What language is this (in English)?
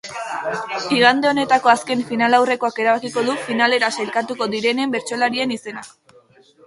Basque